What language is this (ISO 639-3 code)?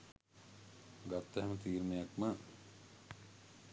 sin